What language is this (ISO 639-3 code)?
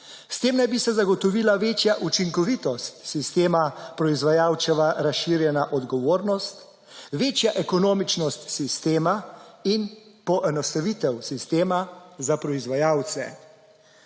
slv